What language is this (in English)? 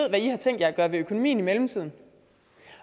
Danish